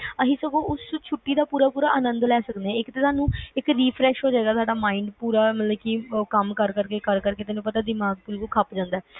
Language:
Punjabi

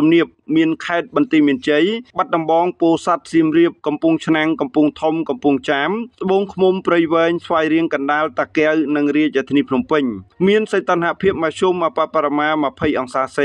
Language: Thai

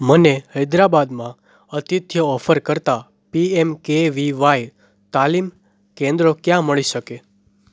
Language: Gujarati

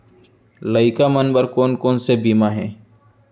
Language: Chhattisgarhi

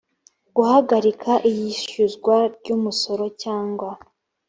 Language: Kinyarwanda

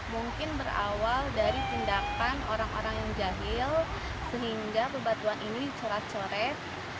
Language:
Indonesian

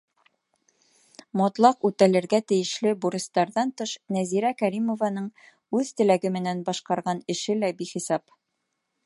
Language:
Bashkir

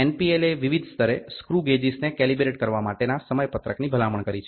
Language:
Gujarati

